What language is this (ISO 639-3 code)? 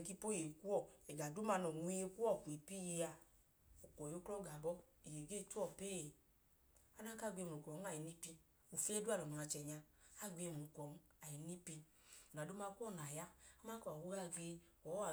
idu